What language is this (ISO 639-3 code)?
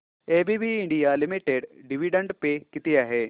mar